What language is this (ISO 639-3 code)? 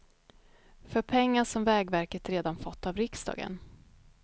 swe